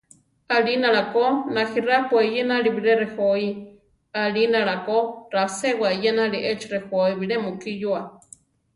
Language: Central Tarahumara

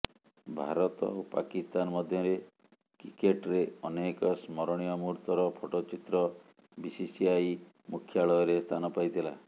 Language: Odia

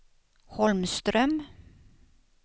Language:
Swedish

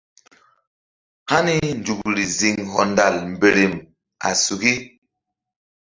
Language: Mbum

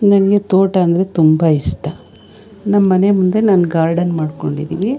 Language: Kannada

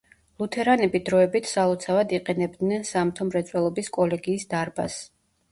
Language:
Georgian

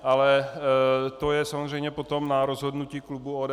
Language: Czech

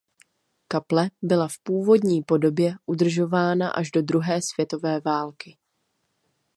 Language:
Czech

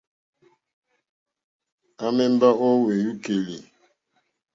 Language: Mokpwe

